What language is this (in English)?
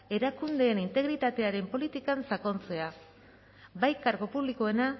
Basque